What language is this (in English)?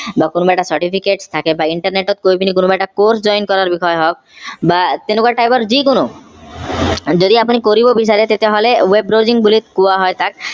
Assamese